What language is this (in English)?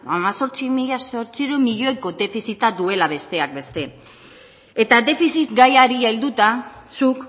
Basque